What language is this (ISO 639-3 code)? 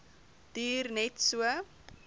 afr